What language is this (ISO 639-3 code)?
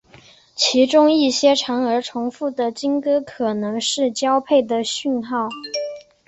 zho